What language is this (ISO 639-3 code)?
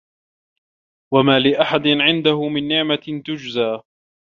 ara